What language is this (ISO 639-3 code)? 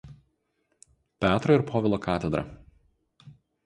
lit